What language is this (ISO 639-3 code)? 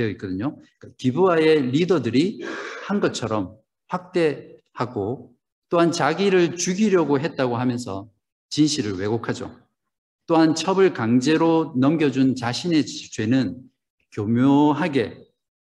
kor